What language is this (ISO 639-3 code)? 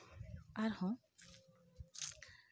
sat